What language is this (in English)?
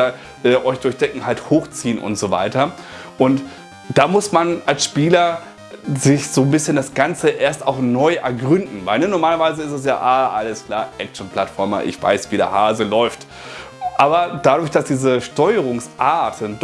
German